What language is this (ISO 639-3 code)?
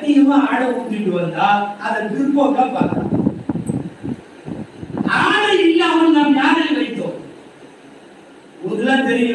ara